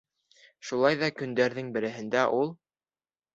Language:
Bashkir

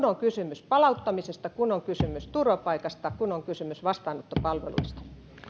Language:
Finnish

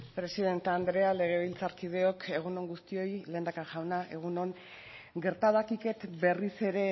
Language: Basque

